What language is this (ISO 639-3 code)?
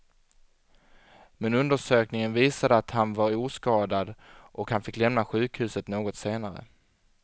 swe